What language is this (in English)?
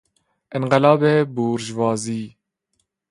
Persian